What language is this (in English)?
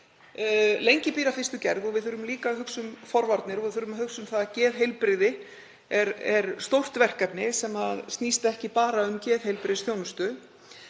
Icelandic